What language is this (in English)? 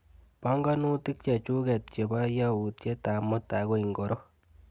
Kalenjin